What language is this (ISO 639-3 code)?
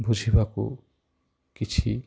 ori